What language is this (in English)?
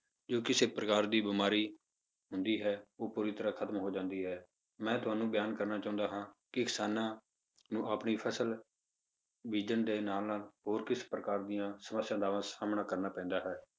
Punjabi